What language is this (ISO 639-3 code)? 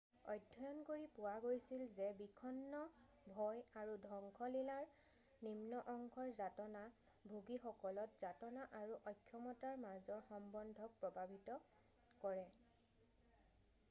asm